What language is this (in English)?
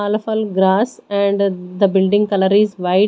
English